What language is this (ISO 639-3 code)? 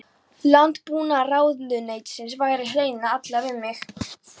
isl